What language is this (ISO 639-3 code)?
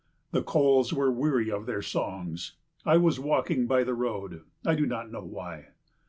eng